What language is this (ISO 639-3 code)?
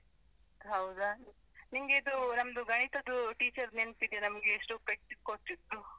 kan